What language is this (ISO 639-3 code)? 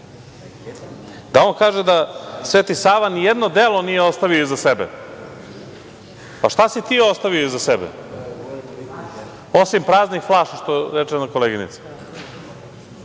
srp